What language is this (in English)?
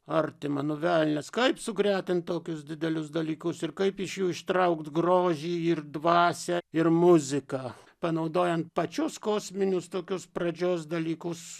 Lithuanian